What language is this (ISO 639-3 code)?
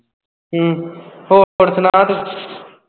pan